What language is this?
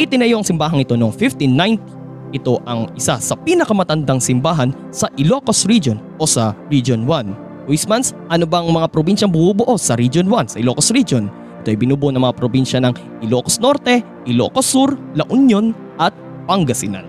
Filipino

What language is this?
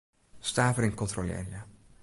Western Frisian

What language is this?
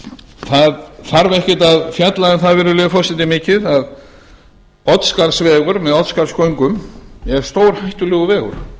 Icelandic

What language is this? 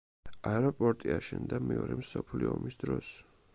Georgian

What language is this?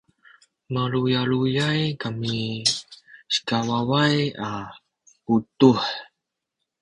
Sakizaya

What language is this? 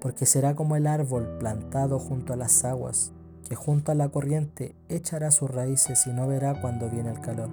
Spanish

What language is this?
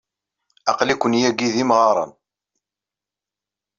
Kabyle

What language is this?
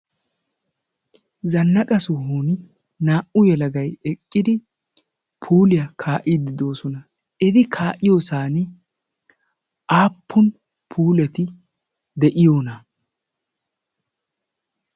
Wolaytta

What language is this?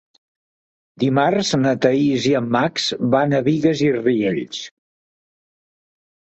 Catalan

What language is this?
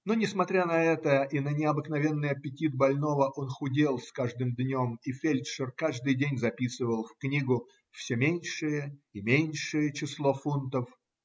Russian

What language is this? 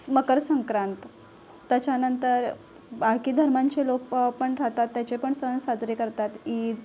Marathi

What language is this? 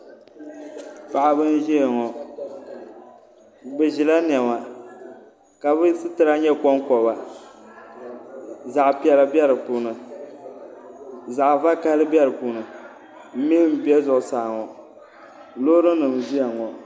Dagbani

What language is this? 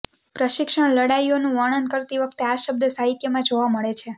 Gujarati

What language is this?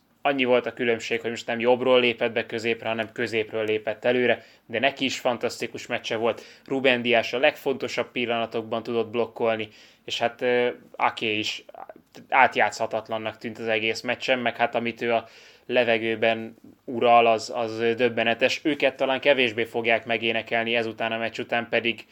Hungarian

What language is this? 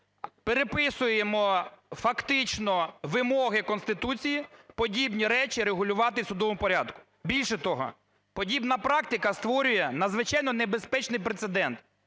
Ukrainian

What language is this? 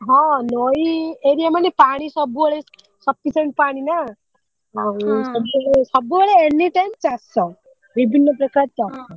Odia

